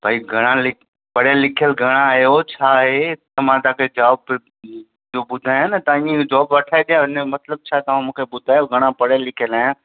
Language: Sindhi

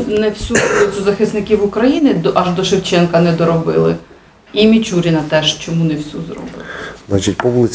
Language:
Ukrainian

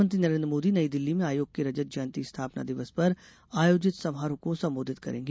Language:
Hindi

